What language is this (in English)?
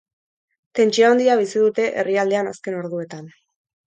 Basque